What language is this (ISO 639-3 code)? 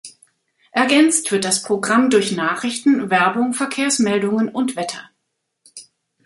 deu